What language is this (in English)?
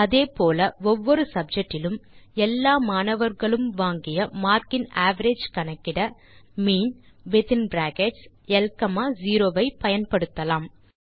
Tamil